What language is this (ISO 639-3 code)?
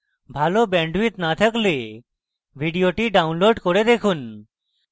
ben